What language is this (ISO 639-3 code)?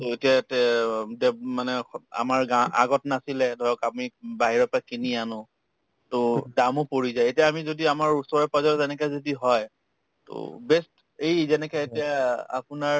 asm